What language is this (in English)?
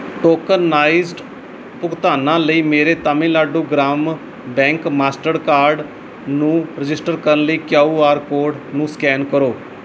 Punjabi